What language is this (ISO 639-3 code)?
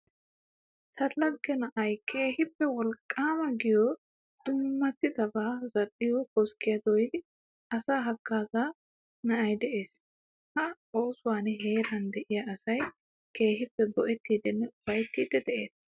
wal